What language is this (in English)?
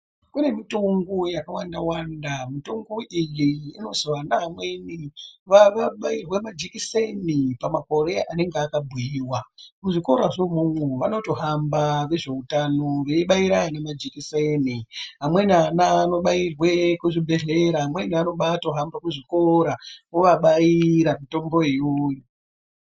Ndau